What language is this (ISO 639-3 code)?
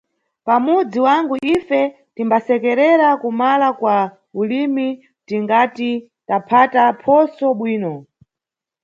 nyu